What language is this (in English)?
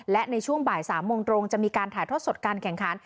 Thai